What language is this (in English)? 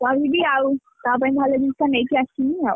Odia